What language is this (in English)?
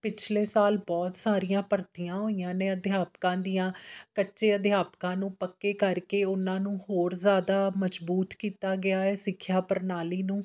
Punjabi